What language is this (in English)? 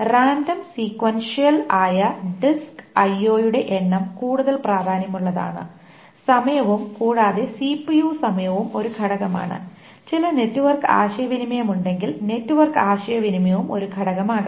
Malayalam